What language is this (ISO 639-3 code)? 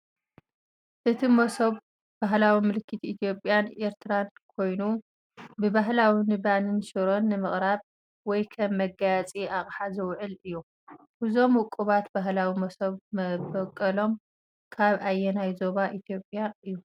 tir